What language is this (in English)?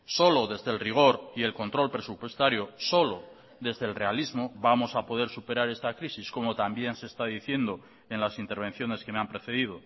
Spanish